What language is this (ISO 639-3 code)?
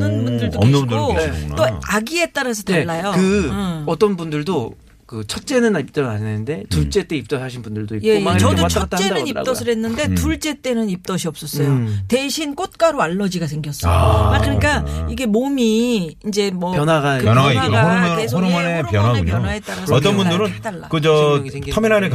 kor